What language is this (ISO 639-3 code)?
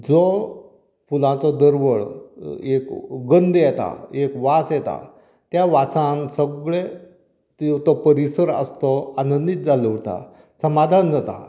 kok